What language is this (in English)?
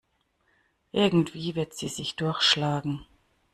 German